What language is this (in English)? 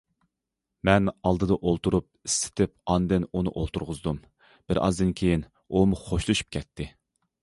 Uyghur